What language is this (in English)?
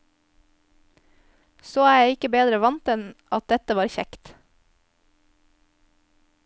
Norwegian